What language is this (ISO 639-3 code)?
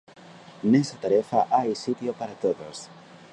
glg